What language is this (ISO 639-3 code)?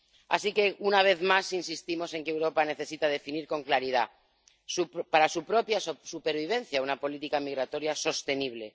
spa